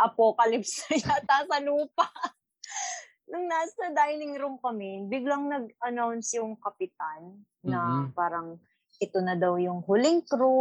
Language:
Filipino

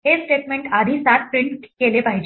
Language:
Marathi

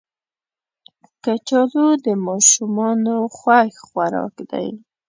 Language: Pashto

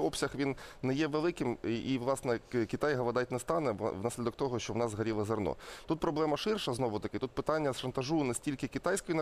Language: Ukrainian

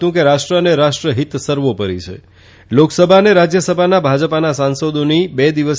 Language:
Gujarati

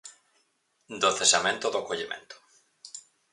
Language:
Galician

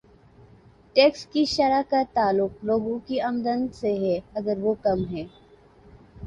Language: Urdu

